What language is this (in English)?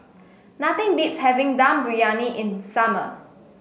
English